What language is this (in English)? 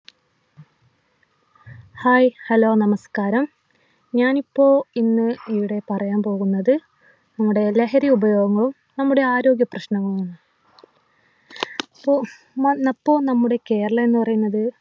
Malayalam